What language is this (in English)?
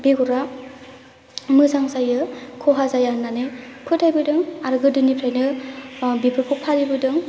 Bodo